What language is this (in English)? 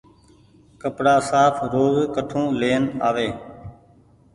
Goaria